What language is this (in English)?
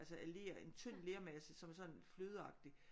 Danish